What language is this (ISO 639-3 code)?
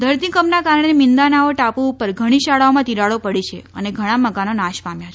guj